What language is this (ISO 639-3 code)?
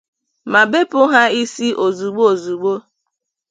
ibo